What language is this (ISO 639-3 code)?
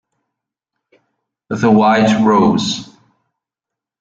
ita